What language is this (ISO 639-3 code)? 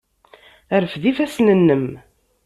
kab